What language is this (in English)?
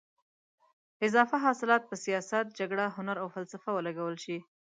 Pashto